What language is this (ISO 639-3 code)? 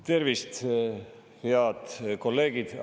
est